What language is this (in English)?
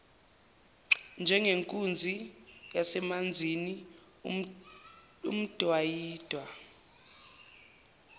Zulu